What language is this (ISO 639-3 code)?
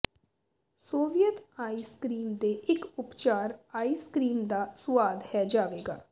pan